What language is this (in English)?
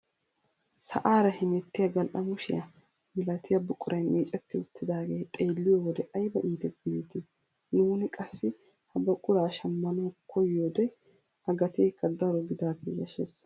Wolaytta